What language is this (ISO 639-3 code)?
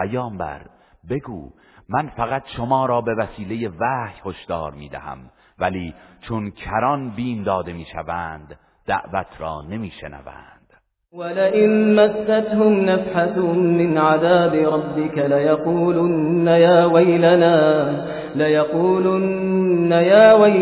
fas